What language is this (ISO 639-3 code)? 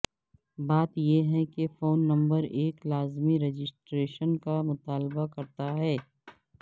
urd